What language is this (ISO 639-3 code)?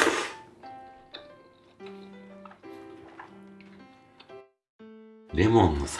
jpn